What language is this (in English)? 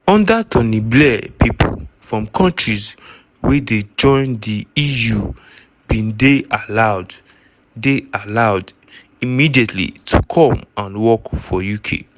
Nigerian Pidgin